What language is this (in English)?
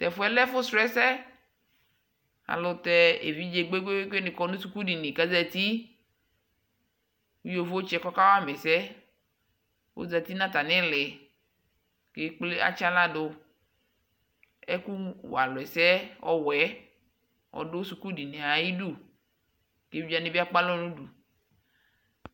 Ikposo